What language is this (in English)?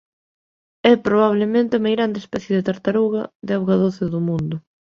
Galician